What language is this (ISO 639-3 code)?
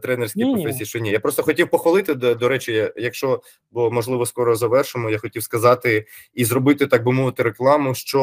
ukr